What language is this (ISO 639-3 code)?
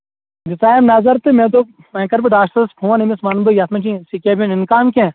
kas